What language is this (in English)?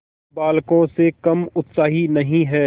Hindi